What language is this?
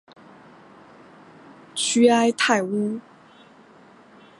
Chinese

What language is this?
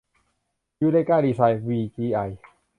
Thai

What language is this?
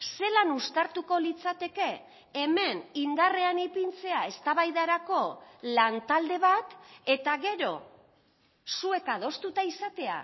Basque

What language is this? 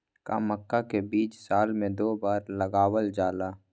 Magahi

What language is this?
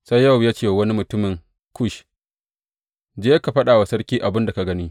Hausa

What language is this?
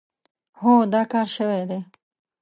Pashto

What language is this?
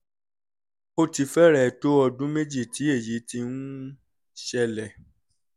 Yoruba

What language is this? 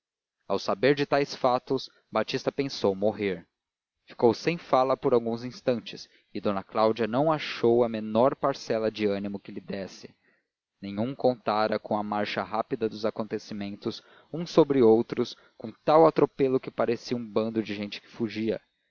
Portuguese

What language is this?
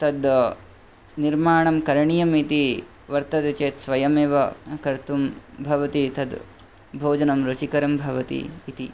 Sanskrit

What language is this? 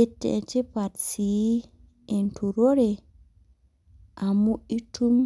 Masai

